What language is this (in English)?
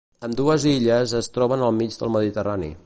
Catalan